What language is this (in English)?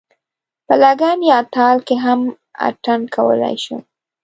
Pashto